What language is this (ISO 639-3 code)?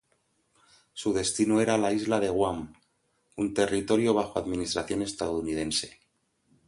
spa